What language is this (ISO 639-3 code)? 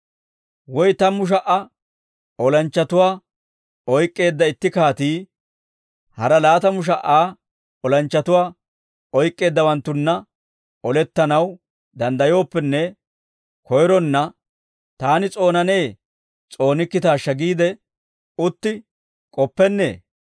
dwr